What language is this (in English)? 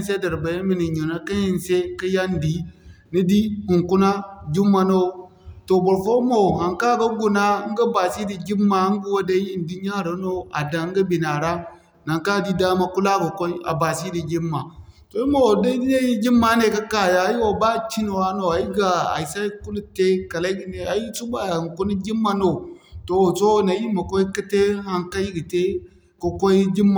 Zarma